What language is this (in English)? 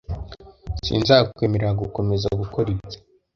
Kinyarwanda